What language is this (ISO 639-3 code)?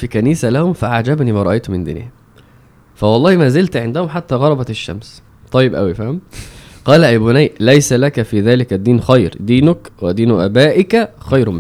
ara